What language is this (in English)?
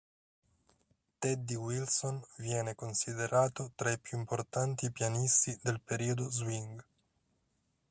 Italian